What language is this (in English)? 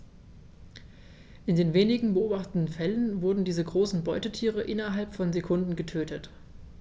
German